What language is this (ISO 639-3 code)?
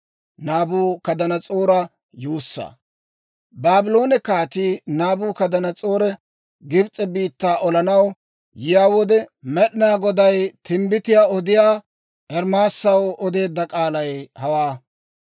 dwr